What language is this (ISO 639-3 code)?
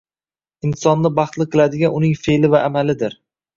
uzb